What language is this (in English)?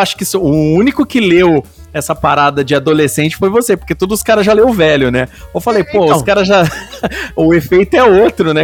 Portuguese